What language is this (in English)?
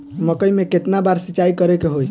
Bhojpuri